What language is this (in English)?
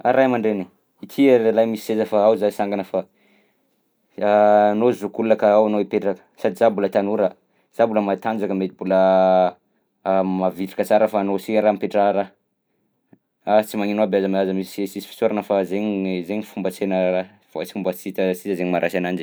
Southern Betsimisaraka Malagasy